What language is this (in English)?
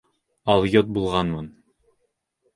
Bashkir